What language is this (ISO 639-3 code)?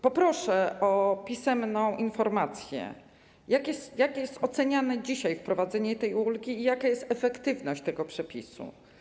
pol